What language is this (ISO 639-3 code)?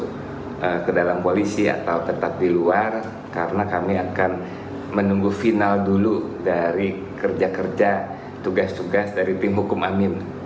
ind